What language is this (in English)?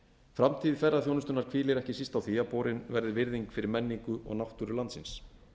Icelandic